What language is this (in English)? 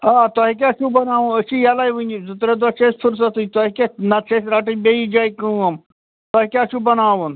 Kashmiri